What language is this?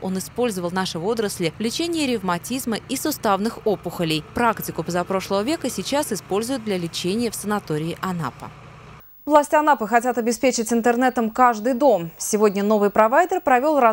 Russian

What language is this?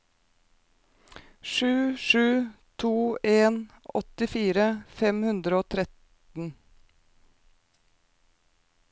Norwegian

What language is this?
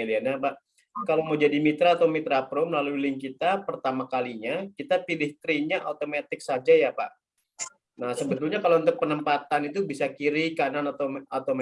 Indonesian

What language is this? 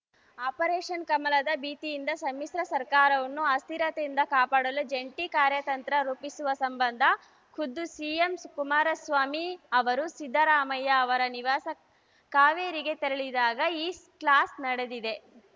Kannada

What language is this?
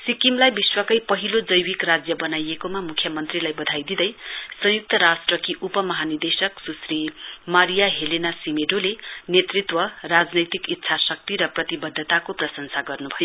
Nepali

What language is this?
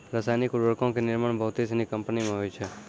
Maithili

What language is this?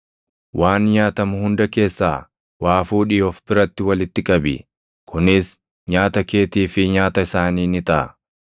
Oromo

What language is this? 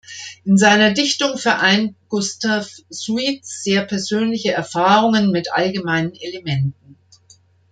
German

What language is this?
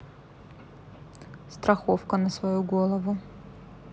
Russian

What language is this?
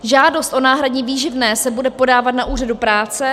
Czech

